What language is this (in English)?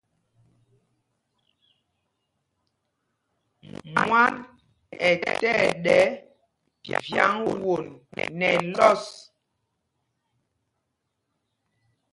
Mpumpong